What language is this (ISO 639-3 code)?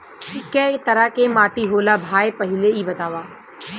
bho